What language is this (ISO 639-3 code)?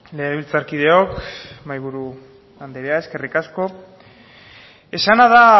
eus